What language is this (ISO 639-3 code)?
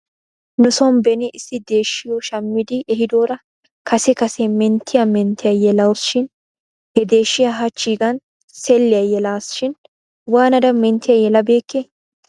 wal